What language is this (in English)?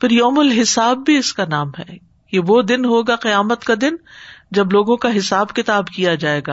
Urdu